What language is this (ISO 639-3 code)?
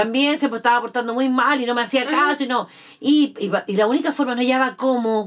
spa